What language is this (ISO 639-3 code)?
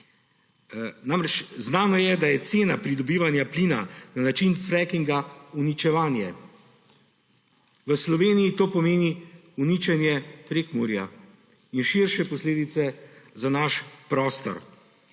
slv